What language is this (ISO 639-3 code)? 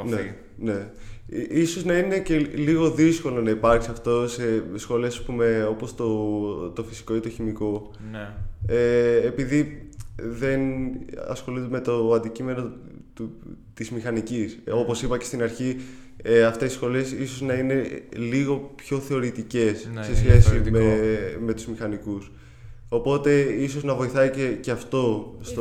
ell